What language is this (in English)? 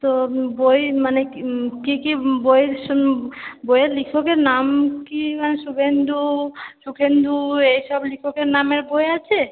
Bangla